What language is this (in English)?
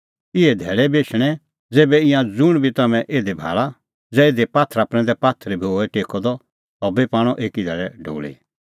Kullu Pahari